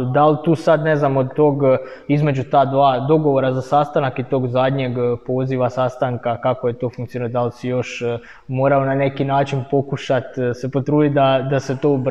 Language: Croatian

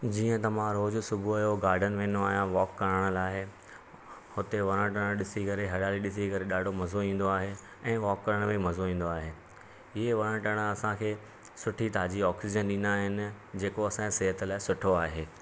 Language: Sindhi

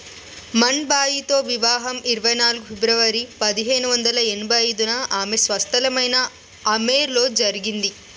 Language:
Telugu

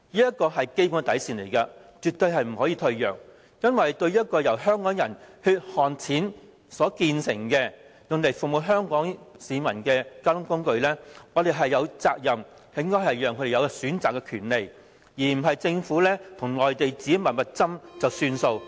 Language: Cantonese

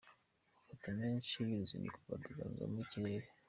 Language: Kinyarwanda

